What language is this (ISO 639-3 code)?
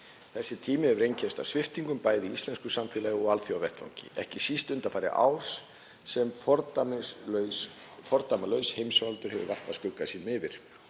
isl